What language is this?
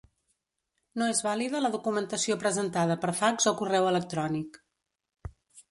Catalan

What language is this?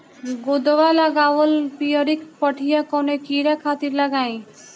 Bhojpuri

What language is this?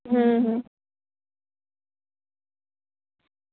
Gujarati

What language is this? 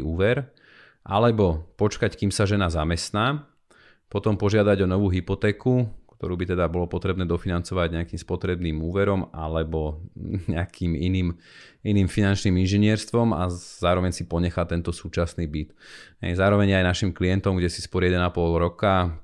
Slovak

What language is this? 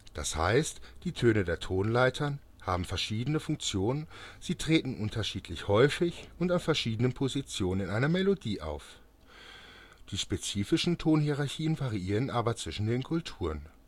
German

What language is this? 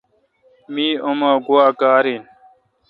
Kalkoti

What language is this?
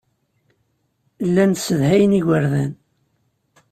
Kabyle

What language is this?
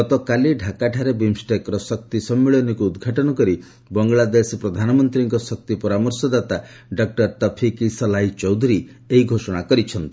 Odia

